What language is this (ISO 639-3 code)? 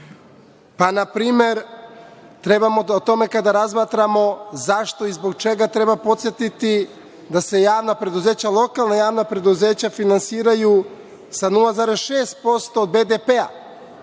srp